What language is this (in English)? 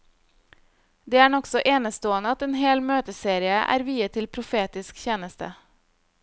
Norwegian